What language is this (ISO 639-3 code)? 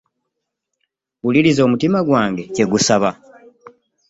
lug